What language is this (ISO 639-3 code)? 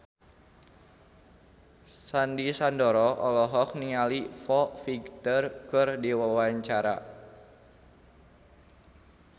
sun